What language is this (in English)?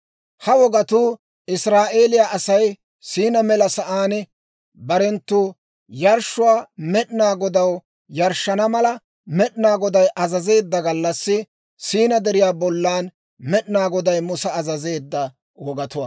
Dawro